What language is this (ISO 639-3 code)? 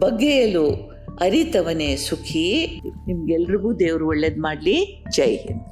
kan